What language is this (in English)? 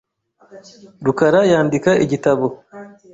Kinyarwanda